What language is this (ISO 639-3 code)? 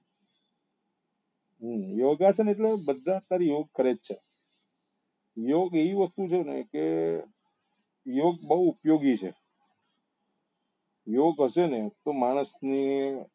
guj